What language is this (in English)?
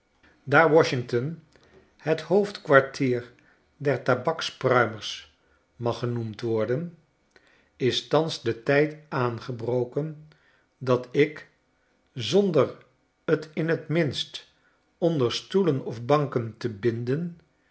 Dutch